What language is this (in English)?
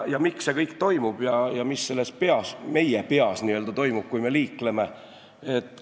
Estonian